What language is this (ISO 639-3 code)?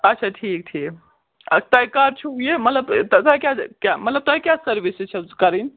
kas